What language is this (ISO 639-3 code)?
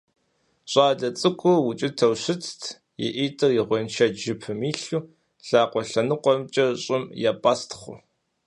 kbd